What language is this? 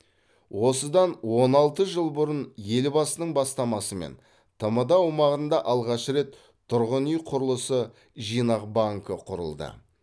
Kazakh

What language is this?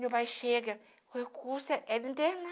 Portuguese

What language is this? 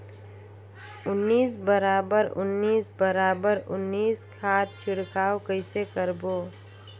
Chhattisgarhi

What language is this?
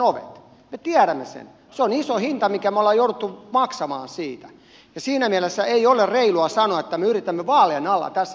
Finnish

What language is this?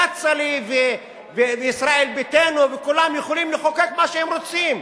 Hebrew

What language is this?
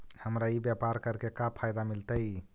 Magahi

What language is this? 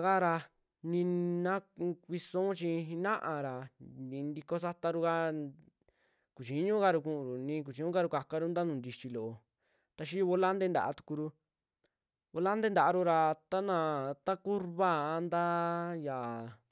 Western Juxtlahuaca Mixtec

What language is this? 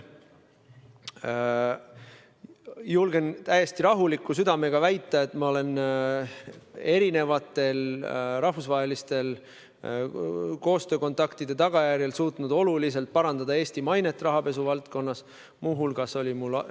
Estonian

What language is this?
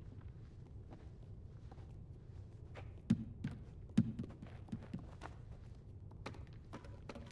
German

